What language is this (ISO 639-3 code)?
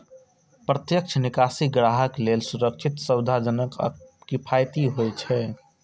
mai